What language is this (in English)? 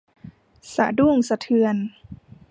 Thai